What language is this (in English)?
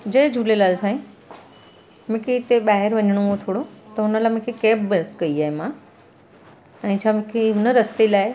Sindhi